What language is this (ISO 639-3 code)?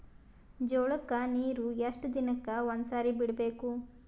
kan